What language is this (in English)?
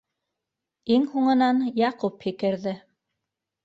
Bashkir